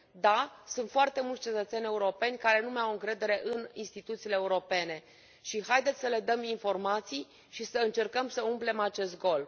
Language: Romanian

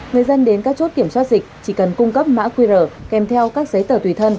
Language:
Vietnamese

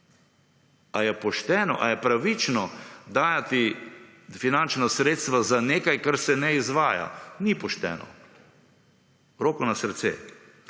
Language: Slovenian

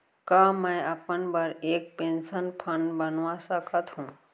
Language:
Chhattisgarhi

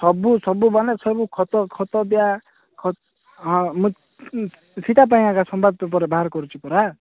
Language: Odia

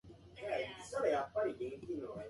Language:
Japanese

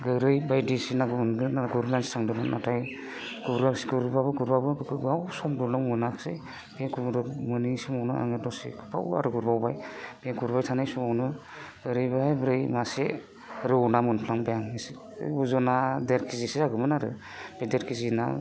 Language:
Bodo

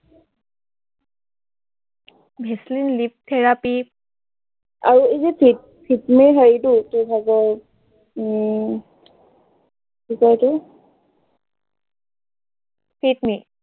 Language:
Assamese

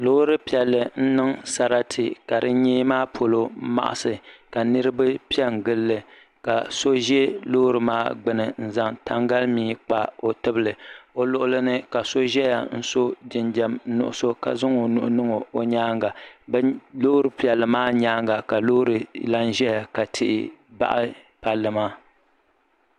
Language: Dagbani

